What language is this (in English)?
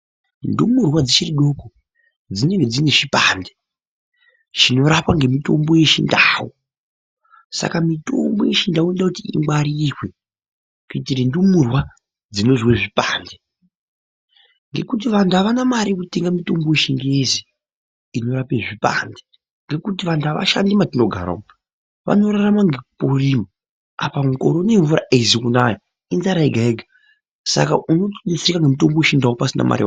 Ndau